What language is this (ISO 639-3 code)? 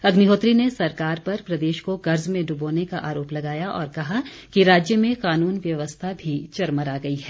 hin